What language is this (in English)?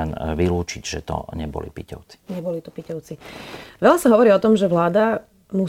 Slovak